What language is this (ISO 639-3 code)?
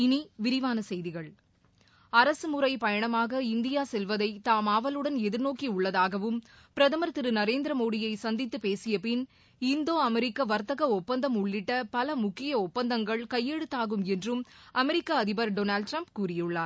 tam